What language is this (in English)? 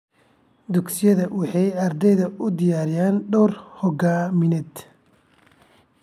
Somali